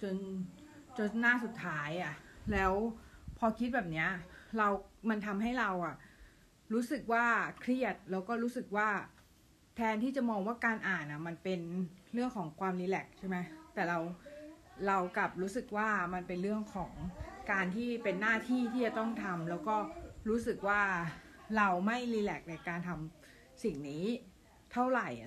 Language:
Thai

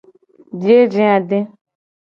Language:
Gen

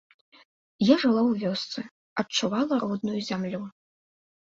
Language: Belarusian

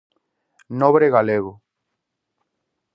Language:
Galician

